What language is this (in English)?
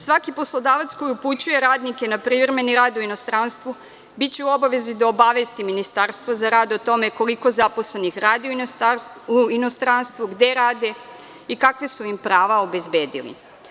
Serbian